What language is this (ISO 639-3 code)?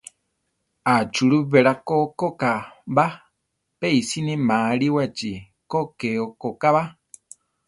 tar